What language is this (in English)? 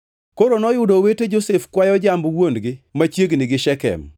Luo (Kenya and Tanzania)